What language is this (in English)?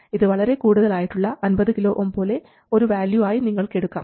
Malayalam